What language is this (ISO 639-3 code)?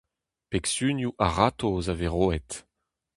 bre